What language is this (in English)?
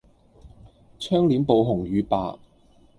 Cantonese